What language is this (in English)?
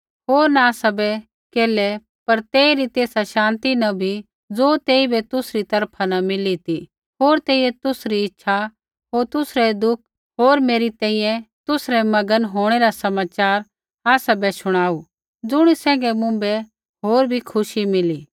Kullu Pahari